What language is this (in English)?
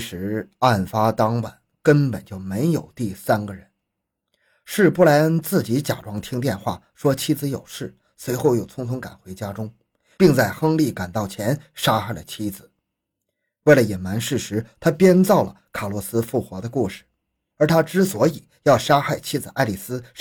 Chinese